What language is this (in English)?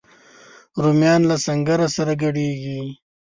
Pashto